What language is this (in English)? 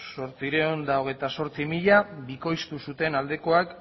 Basque